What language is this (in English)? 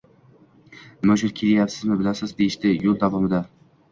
Uzbek